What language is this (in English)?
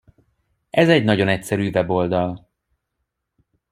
Hungarian